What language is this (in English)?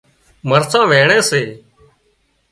Wadiyara Koli